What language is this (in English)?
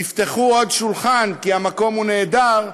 Hebrew